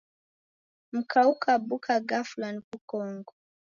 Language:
Taita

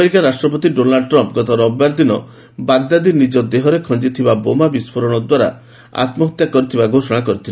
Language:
Odia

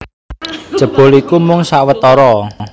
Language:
Javanese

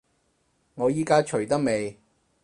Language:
Cantonese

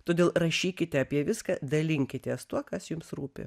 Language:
Lithuanian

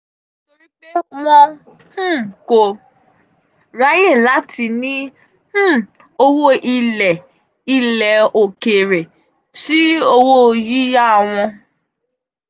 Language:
Yoruba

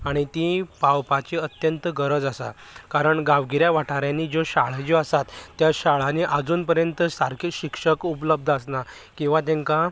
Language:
Konkani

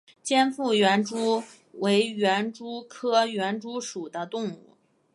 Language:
Chinese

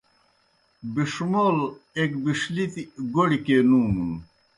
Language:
Kohistani Shina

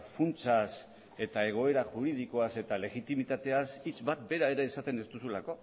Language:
Basque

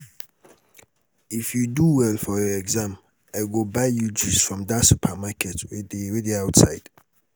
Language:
Nigerian Pidgin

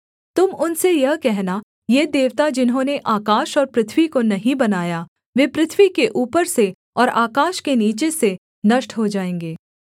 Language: Hindi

